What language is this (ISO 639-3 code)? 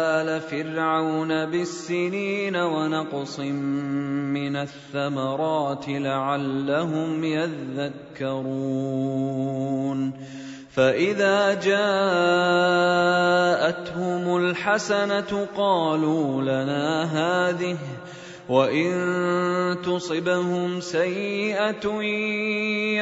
ara